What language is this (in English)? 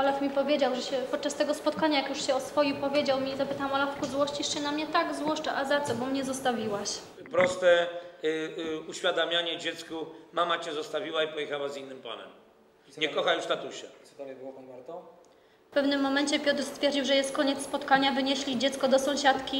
Polish